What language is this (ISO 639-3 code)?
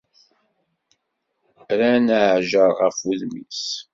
kab